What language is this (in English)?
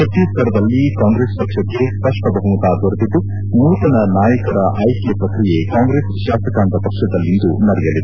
Kannada